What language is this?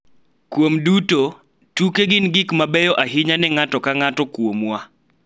Luo (Kenya and Tanzania)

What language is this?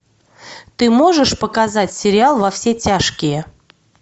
Russian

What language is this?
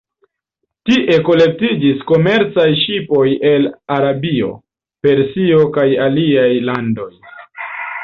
Esperanto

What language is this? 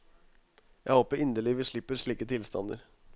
Norwegian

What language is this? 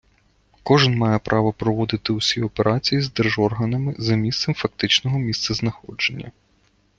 Ukrainian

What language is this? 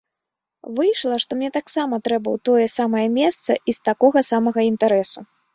Belarusian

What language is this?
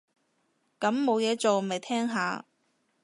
Cantonese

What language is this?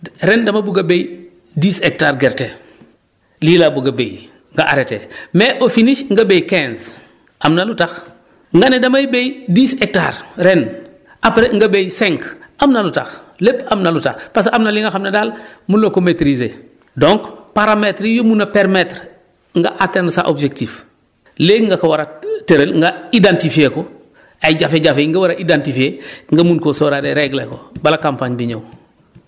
Wolof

